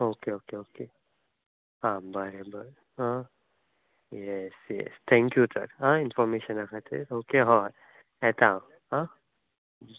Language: Konkani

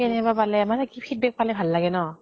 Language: Assamese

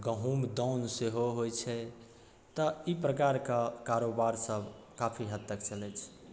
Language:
Maithili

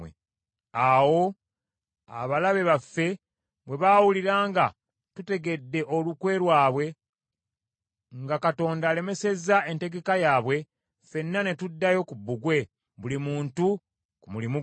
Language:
Ganda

